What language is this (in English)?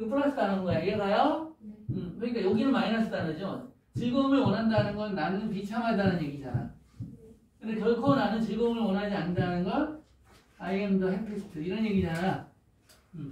Korean